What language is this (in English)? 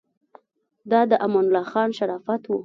Pashto